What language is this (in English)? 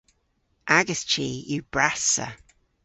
Cornish